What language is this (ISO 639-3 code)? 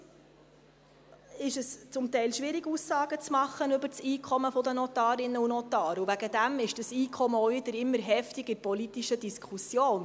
gsw